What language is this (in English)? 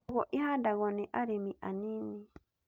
Kikuyu